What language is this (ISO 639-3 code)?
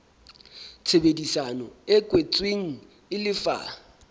sot